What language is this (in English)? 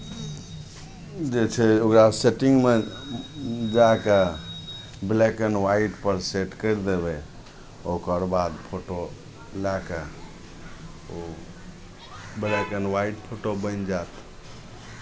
Maithili